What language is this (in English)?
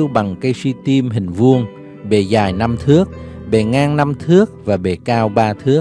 Vietnamese